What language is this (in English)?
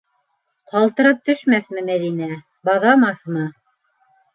Bashkir